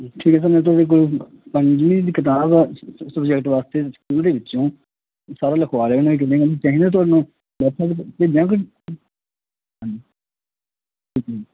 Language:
Punjabi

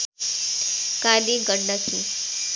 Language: Nepali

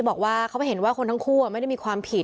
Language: Thai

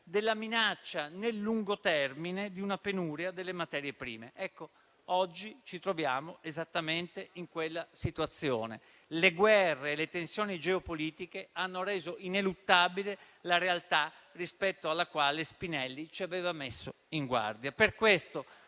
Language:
Italian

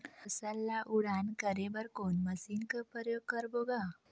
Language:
Chhattisgarhi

